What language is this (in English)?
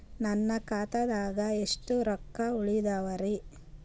Kannada